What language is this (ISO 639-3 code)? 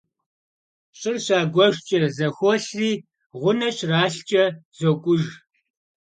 kbd